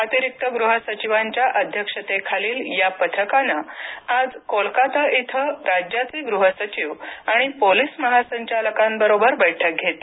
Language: Marathi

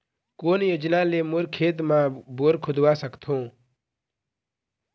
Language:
Chhattisgarhi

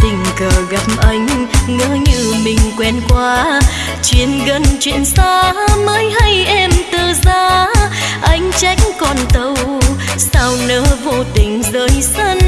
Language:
Vietnamese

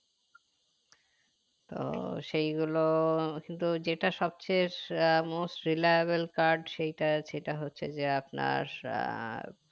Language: Bangla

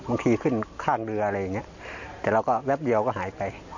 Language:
Thai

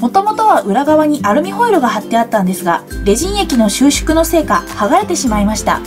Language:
Japanese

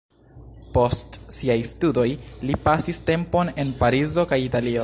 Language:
Esperanto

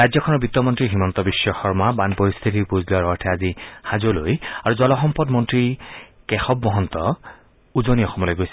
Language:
Assamese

